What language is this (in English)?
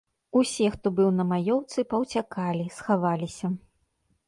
Belarusian